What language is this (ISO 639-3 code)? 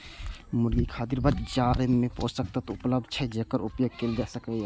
mai